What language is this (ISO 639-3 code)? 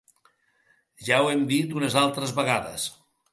cat